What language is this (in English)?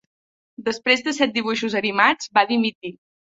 Catalan